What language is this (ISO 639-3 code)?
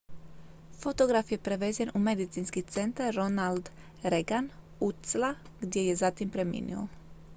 hrv